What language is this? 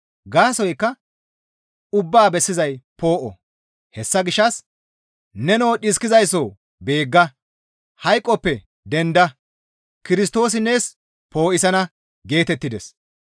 Gamo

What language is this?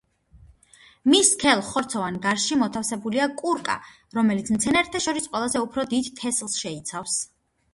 Georgian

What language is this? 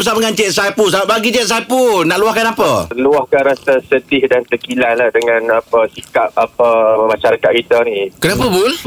Malay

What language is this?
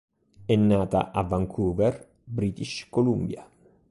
Italian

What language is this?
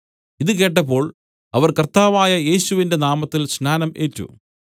Malayalam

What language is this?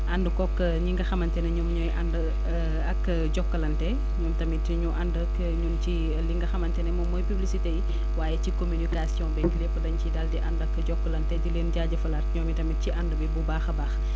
Wolof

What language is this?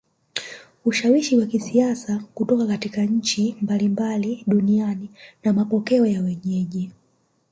Swahili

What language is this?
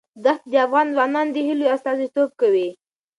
Pashto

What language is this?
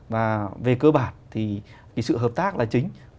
Vietnamese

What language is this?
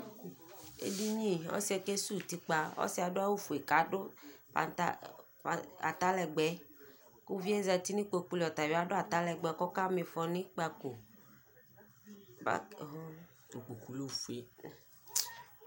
Ikposo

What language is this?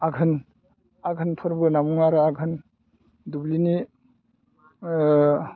Bodo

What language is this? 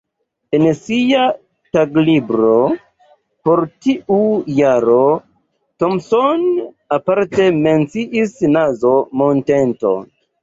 Esperanto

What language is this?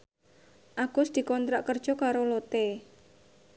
Javanese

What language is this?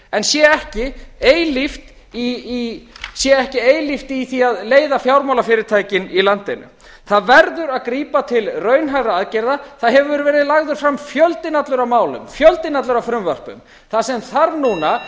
Icelandic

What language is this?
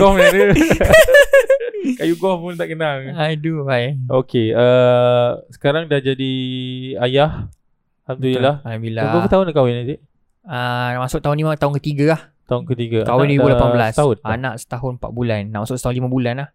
Malay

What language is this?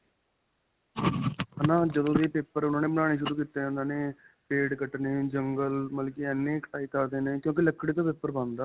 Punjabi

